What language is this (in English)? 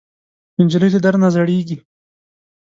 Pashto